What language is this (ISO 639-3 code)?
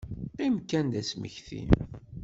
kab